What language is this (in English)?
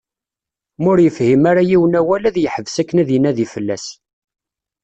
Kabyle